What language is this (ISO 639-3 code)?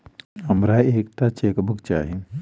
mai